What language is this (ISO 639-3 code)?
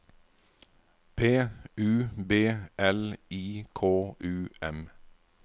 nor